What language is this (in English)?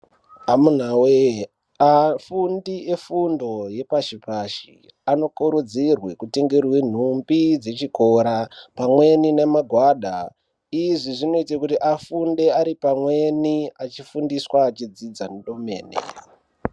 Ndau